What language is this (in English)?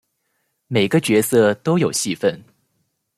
Chinese